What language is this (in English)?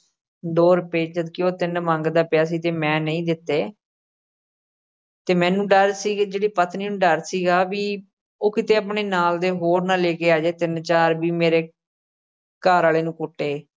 Punjabi